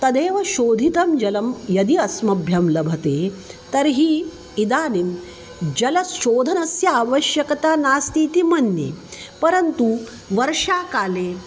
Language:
Sanskrit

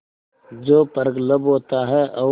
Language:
Hindi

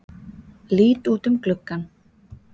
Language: Icelandic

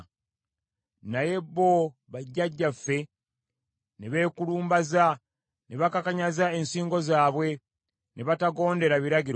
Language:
Ganda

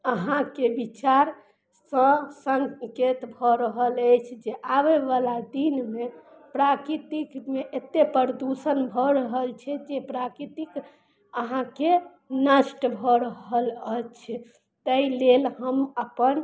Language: Maithili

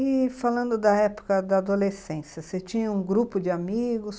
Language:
Portuguese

